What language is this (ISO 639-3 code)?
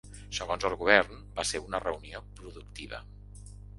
cat